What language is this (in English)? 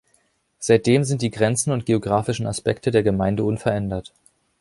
German